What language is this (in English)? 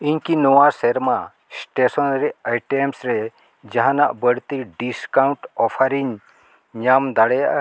Santali